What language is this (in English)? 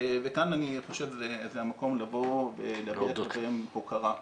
Hebrew